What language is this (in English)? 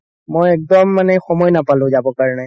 Assamese